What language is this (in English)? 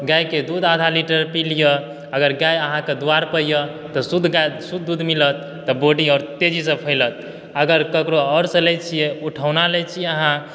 Maithili